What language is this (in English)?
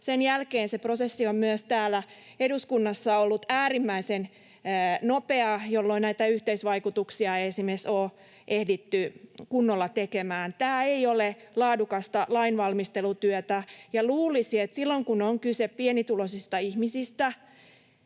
Finnish